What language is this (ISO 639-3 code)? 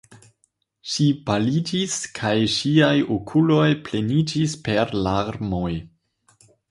epo